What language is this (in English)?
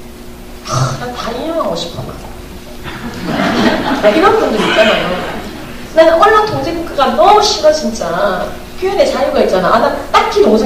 Korean